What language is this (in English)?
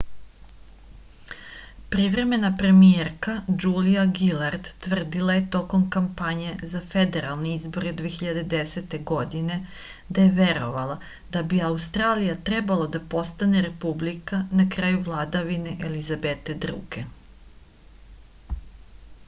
Serbian